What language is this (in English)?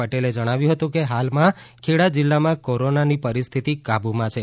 Gujarati